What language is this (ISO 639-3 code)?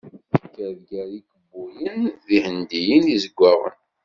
kab